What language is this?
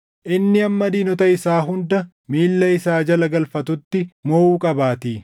Oromo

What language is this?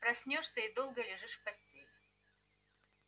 Russian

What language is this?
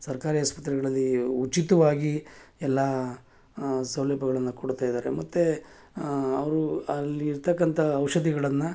Kannada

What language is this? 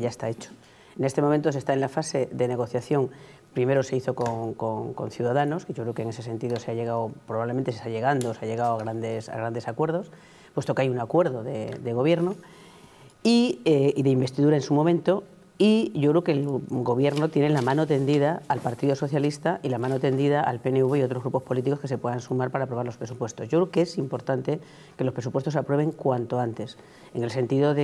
Spanish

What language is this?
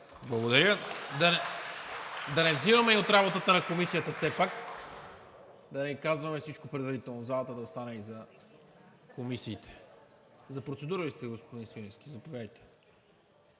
Bulgarian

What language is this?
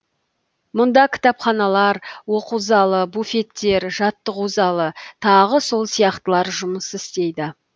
Kazakh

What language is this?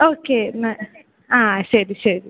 Malayalam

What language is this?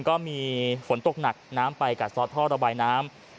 Thai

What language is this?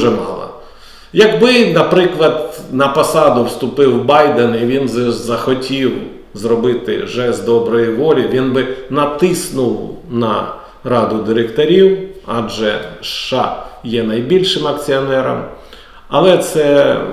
Ukrainian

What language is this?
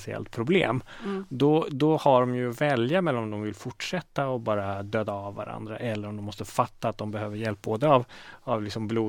Swedish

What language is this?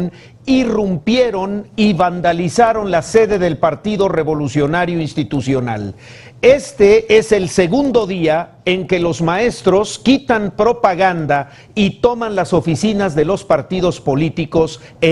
Spanish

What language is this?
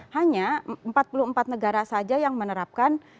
Indonesian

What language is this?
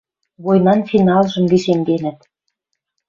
Western Mari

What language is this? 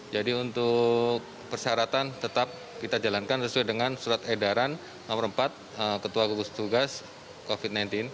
Indonesian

